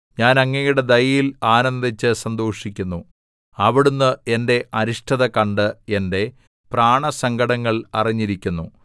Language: Malayalam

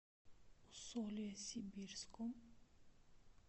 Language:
Russian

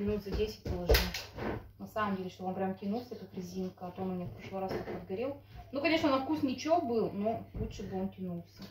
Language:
Russian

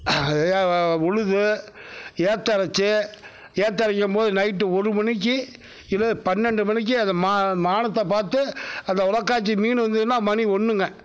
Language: Tamil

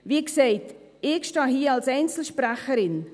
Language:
Swiss German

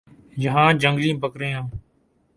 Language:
Urdu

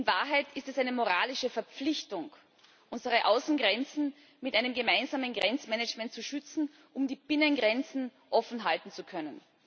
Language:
German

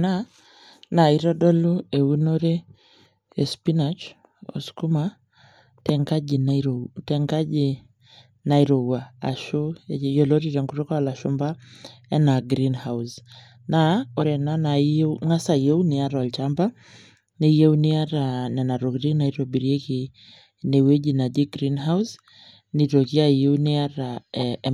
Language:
Masai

